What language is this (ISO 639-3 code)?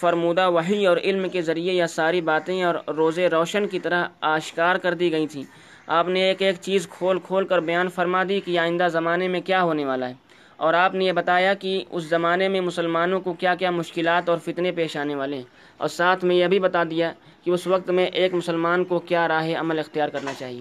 urd